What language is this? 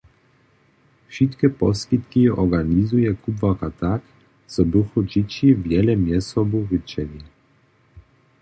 Upper Sorbian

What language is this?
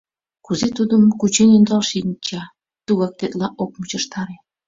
Mari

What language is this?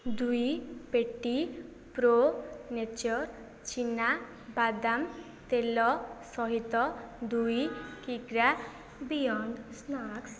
Odia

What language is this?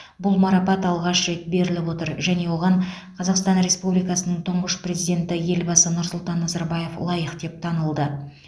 Kazakh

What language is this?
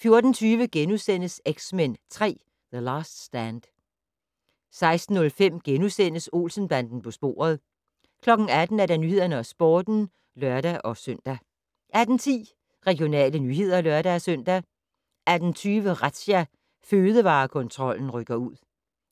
Danish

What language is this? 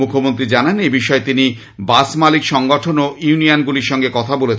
Bangla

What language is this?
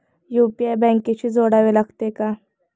Marathi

